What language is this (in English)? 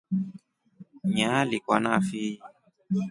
Rombo